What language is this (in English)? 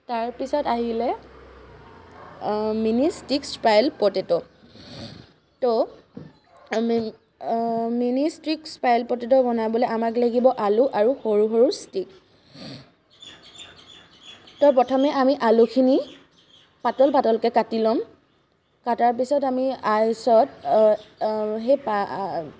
Assamese